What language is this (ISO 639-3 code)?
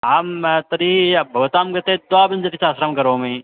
san